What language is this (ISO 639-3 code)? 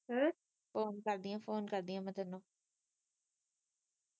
pan